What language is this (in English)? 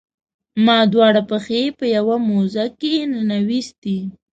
Pashto